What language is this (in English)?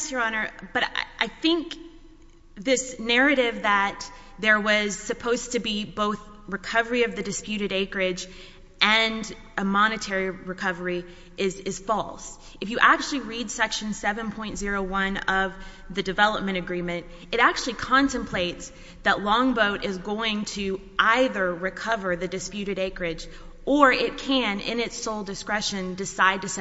English